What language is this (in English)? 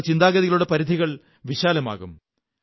Malayalam